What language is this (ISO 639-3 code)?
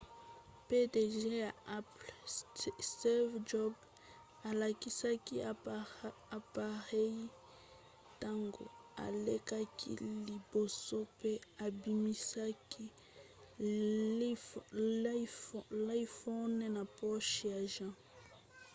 lin